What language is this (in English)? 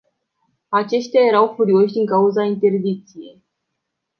Romanian